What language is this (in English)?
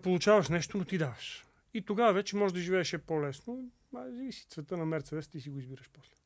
Bulgarian